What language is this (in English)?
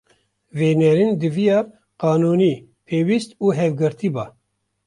Kurdish